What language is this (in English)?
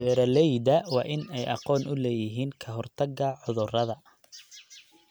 Somali